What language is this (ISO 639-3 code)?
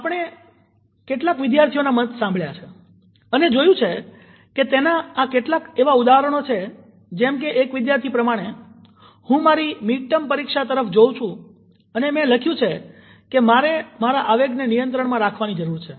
guj